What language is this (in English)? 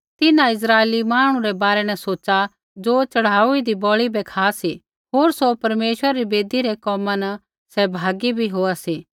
Kullu Pahari